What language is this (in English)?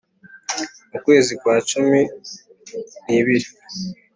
Kinyarwanda